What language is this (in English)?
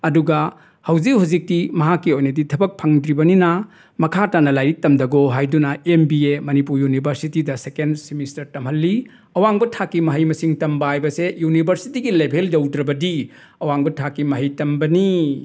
Manipuri